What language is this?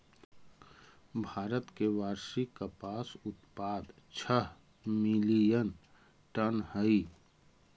Magahi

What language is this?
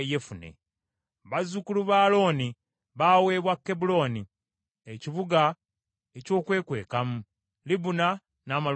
Ganda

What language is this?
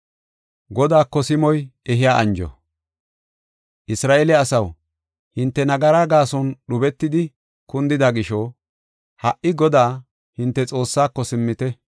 Gofa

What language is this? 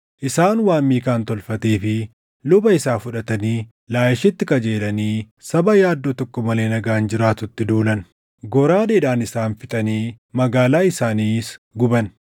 Oromo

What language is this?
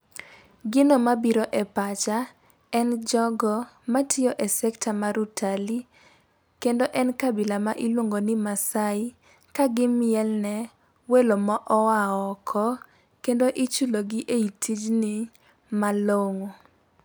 Luo (Kenya and Tanzania)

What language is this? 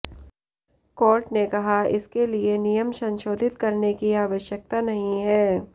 Hindi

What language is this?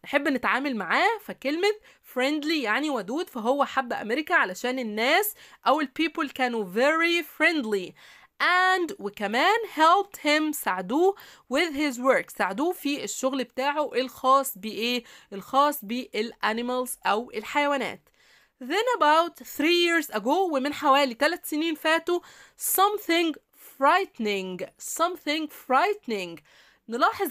Arabic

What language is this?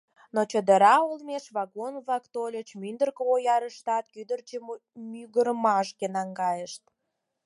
Mari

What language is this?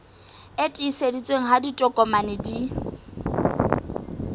Southern Sotho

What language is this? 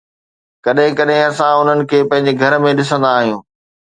Sindhi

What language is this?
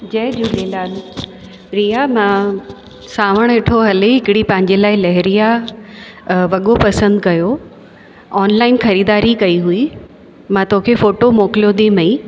Sindhi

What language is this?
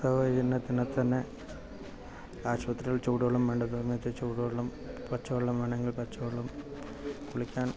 Malayalam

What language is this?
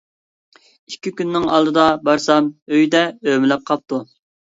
Uyghur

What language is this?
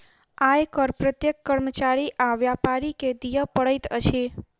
Maithili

